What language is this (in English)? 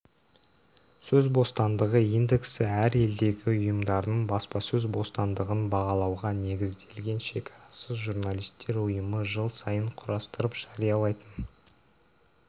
Kazakh